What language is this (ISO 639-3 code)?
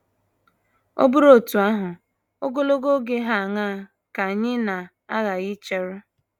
ibo